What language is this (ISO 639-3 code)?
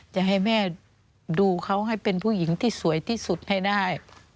tha